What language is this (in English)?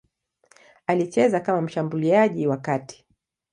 Swahili